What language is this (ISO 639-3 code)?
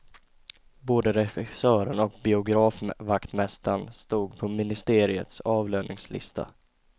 swe